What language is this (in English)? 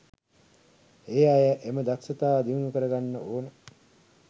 Sinhala